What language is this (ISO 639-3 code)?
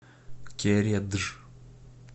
rus